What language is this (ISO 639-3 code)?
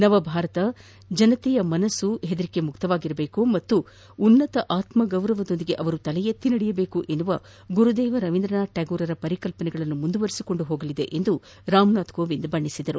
kan